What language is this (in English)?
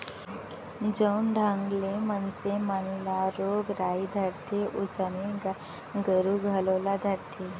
Chhattisgarhi